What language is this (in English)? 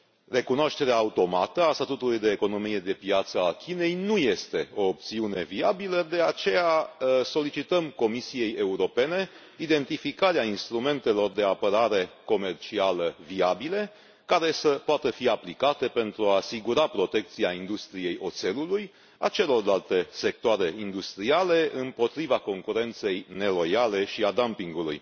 Romanian